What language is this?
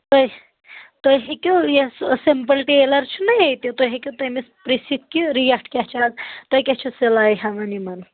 Kashmiri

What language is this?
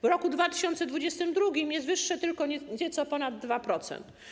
Polish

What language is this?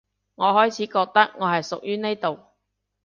Cantonese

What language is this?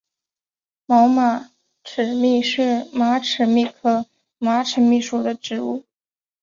Chinese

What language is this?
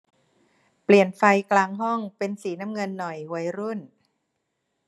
Thai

